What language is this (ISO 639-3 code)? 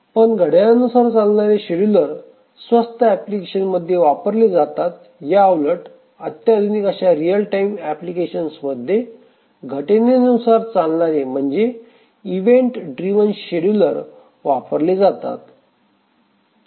mar